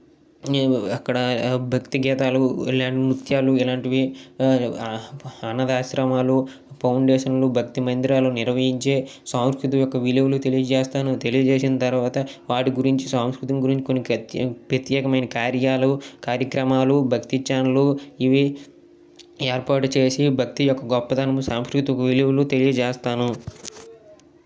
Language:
Telugu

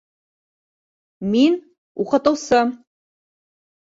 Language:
Bashkir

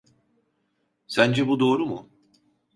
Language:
Turkish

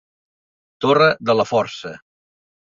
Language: Catalan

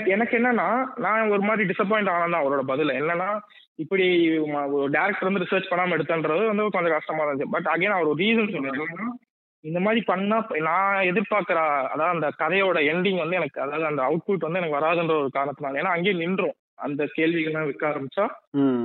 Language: Tamil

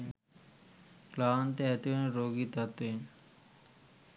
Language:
Sinhala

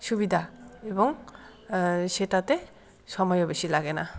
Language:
Bangla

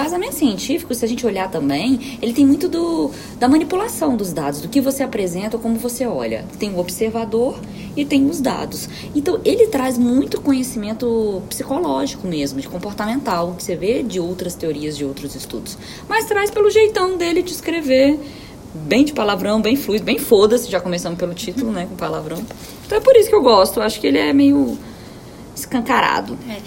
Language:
Portuguese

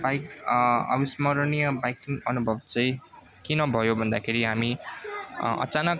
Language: Nepali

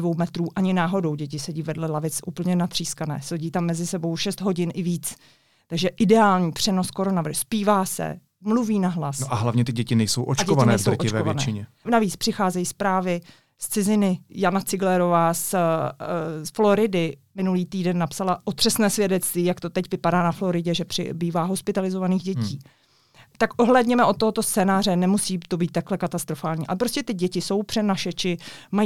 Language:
Czech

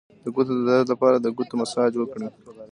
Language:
Pashto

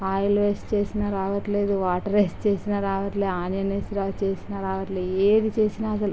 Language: Telugu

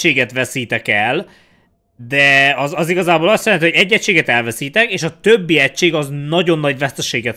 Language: Hungarian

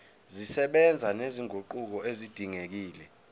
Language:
Zulu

